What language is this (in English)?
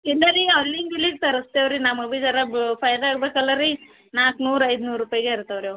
Kannada